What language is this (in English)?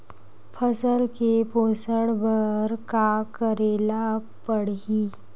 Chhattisgarhi